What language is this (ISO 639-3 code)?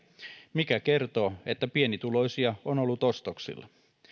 fin